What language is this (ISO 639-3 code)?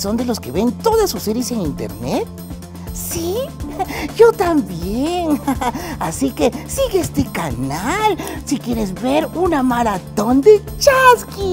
spa